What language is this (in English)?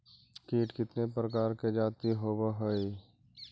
Magahi